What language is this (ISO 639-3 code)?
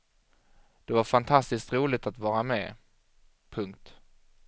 swe